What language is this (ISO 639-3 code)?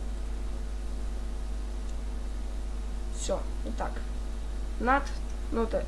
rus